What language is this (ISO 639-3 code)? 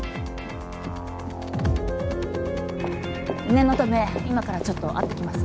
jpn